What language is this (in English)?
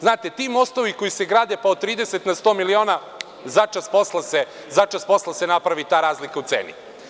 Serbian